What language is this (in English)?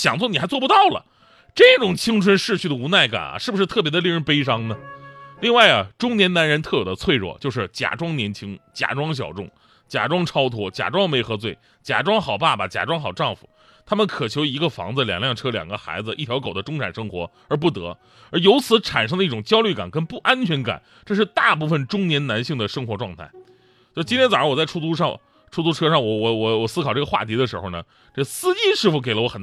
Chinese